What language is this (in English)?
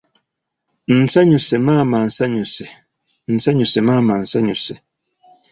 Ganda